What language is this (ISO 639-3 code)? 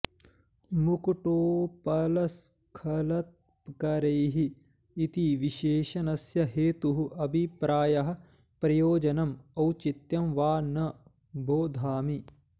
san